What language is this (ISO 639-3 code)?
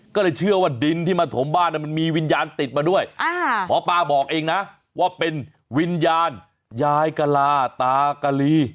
tha